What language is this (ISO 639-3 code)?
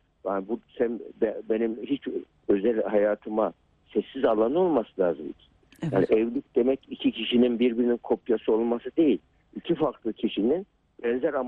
tur